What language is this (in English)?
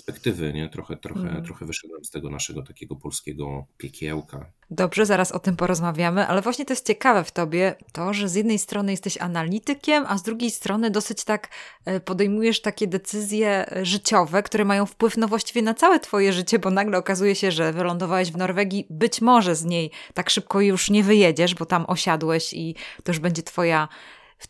Polish